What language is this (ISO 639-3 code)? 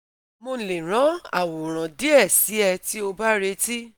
yor